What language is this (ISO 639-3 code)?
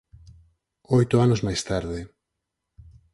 glg